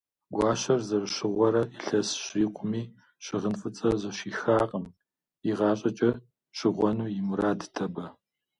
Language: Kabardian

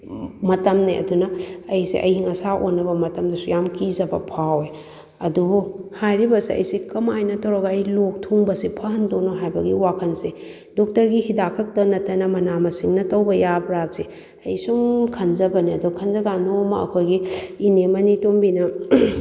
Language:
Manipuri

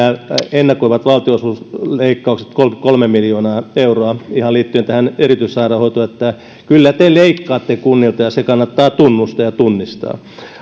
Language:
Finnish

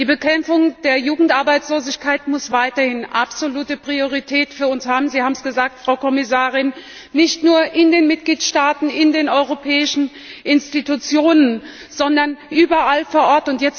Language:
German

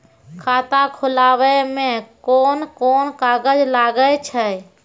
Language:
Maithili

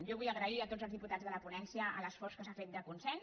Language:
Catalan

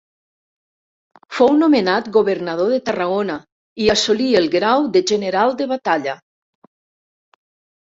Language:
Catalan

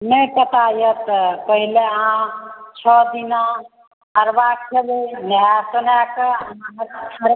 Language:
Maithili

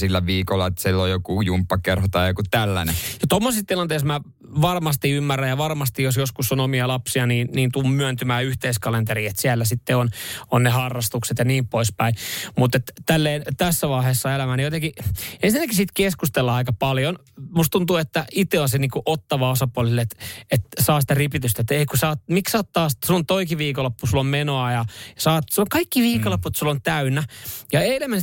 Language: Finnish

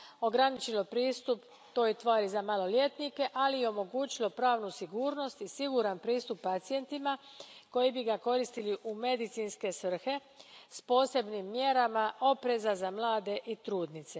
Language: Croatian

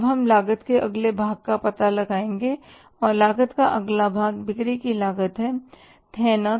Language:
Hindi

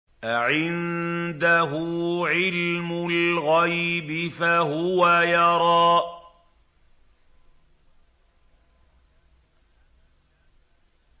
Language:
Arabic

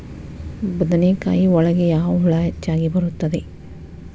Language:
Kannada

